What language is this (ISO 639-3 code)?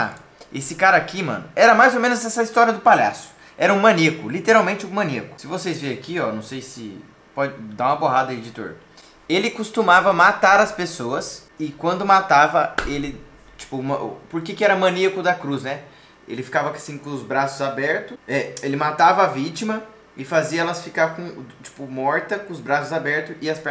por